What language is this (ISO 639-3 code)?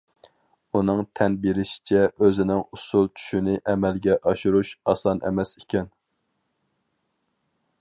uig